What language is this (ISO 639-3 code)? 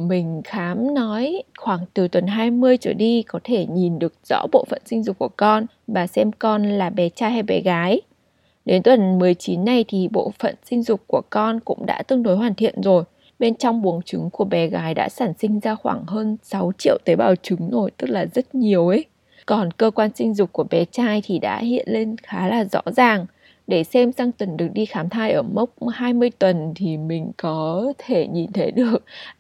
vie